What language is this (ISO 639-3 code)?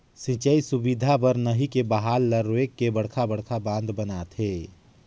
hne